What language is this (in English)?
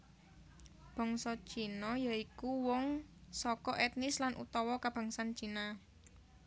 Javanese